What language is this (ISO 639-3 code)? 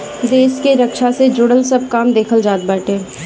bho